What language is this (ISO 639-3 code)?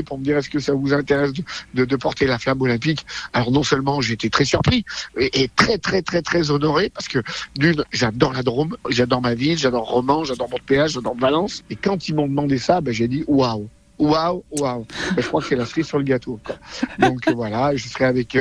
fra